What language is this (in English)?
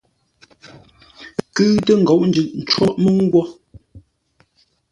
Ngombale